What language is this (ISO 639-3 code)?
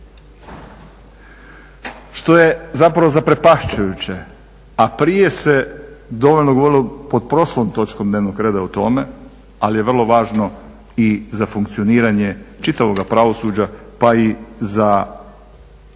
hrv